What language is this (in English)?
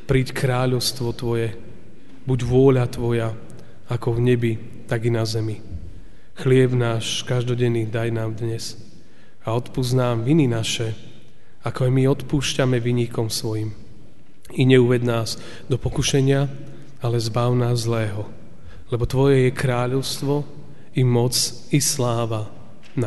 Slovak